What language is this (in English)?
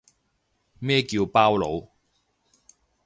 Cantonese